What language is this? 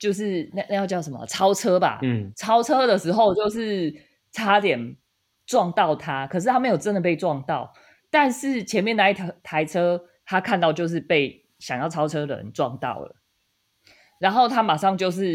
Chinese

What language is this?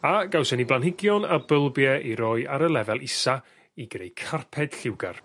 Welsh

